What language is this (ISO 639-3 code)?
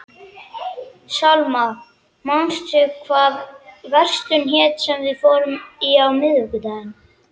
isl